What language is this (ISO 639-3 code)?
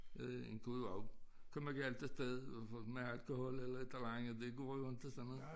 dan